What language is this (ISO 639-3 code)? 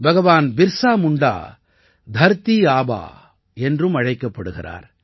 tam